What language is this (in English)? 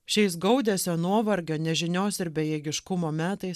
Lithuanian